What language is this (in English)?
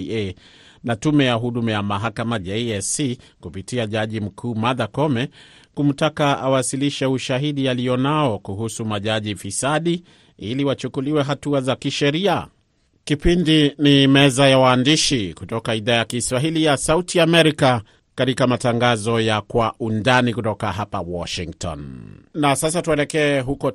Swahili